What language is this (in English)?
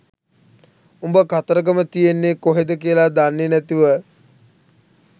Sinhala